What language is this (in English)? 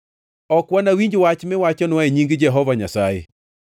Luo (Kenya and Tanzania)